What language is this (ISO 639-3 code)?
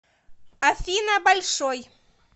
rus